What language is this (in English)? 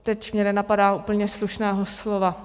Czech